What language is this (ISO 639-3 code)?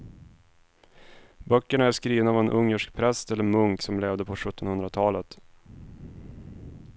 swe